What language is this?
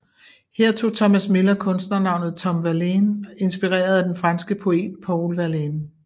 Danish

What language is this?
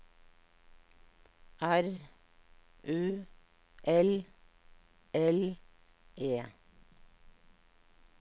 Norwegian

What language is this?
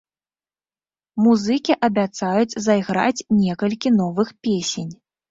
Belarusian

